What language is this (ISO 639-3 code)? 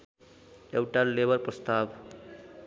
nep